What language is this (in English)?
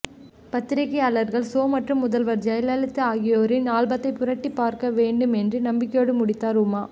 Tamil